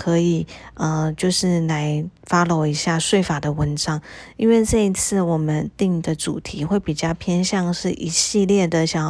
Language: Chinese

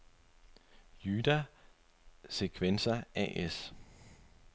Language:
Danish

